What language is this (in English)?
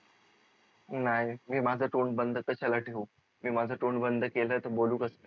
Marathi